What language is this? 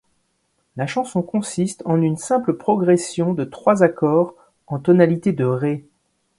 French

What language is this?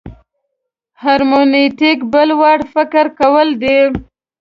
Pashto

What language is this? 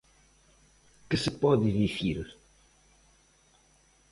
Galician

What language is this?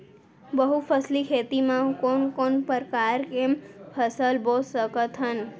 Chhattisgarhi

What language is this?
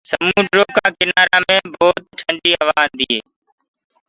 Gurgula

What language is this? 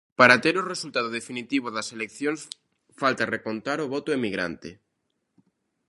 Galician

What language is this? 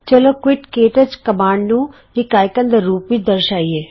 Punjabi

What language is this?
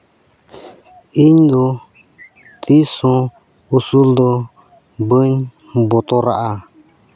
Santali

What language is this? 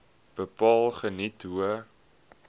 Afrikaans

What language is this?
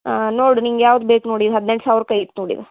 Kannada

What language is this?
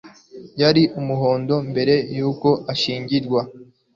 Kinyarwanda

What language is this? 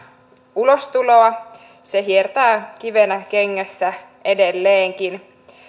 Finnish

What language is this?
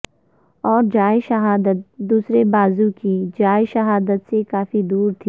Urdu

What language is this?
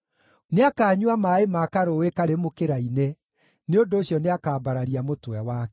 Kikuyu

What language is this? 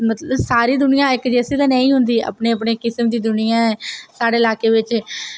Dogri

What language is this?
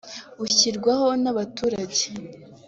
Kinyarwanda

